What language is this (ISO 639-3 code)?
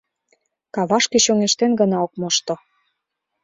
chm